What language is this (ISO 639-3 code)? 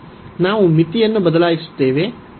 kan